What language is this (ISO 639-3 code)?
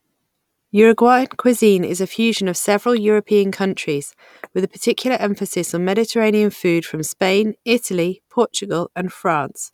eng